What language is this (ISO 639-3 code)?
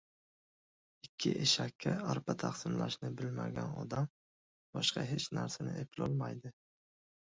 uzb